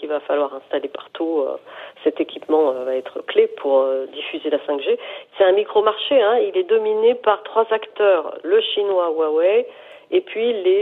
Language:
French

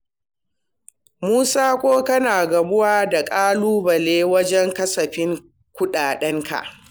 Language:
Hausa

